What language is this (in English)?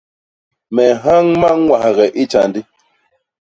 Basaa